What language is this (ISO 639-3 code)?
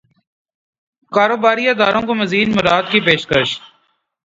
urd